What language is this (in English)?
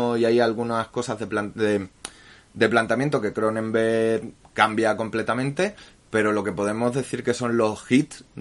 Spanish